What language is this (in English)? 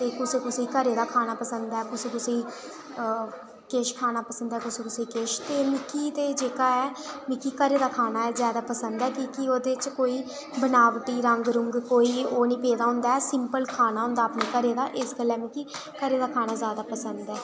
Dogri